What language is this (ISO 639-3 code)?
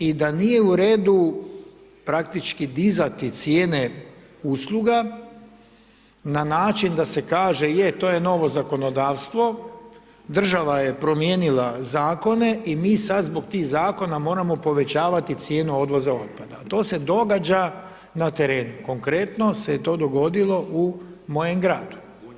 hrv